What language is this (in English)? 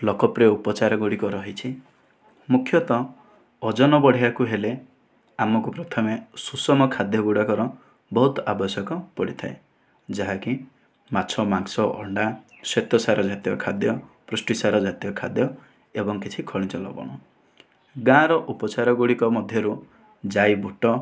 Odia